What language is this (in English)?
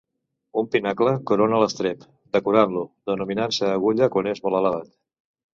Catalan